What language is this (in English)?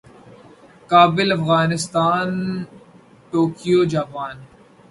Urdu